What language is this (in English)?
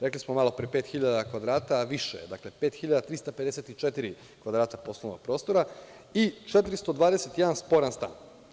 Serbian